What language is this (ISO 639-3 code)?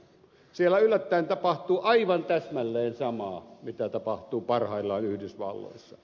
fin